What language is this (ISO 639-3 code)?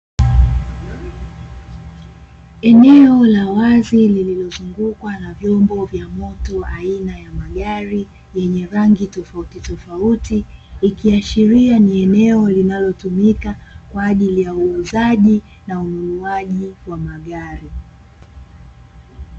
swa